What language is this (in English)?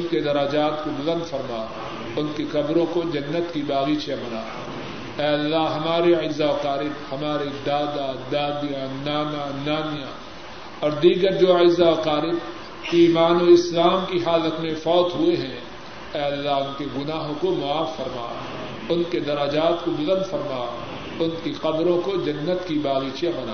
Urdu